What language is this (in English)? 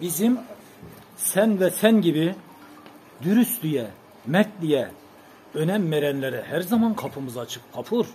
Turkish